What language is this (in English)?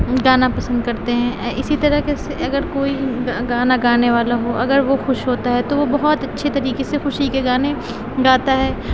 Urdu